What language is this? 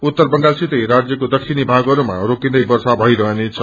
Nepali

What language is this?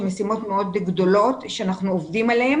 Hebrew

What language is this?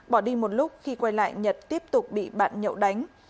Vietnamese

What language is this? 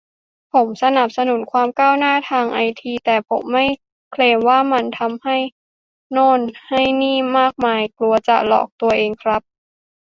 Thai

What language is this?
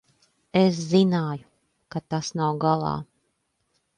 Latvian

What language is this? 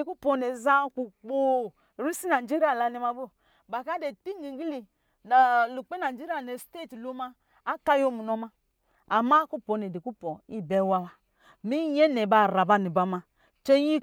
Lijili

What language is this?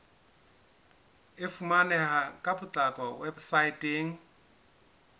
Southern Sotho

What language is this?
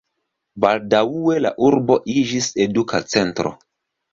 Esperanto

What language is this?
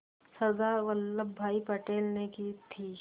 Hindi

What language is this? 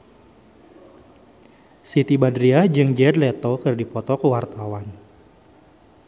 Sundanese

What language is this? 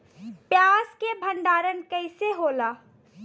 Bhojpuri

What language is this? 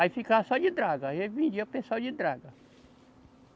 Portuguese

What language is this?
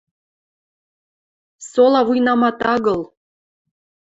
Western Mari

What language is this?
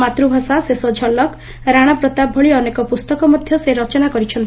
Odia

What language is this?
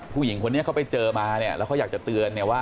Thai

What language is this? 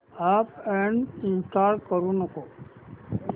Marathi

